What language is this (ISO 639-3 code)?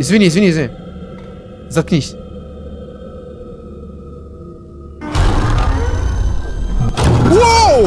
rus